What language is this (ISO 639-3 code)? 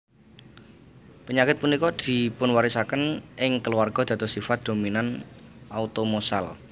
jav